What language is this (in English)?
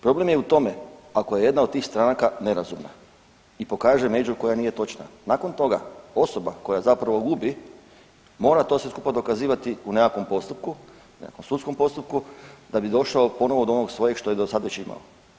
Croatian